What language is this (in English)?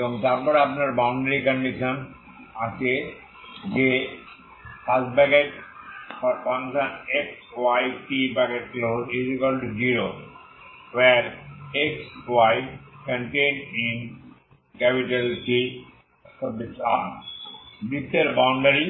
Bangla